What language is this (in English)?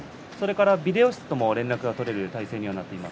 Japanese